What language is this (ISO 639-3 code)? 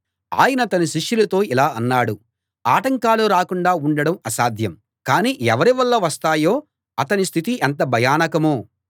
tel